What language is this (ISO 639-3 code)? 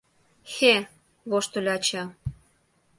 chm